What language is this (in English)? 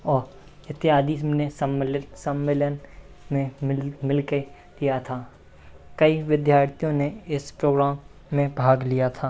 Hindi